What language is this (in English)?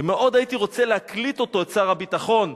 Hebrew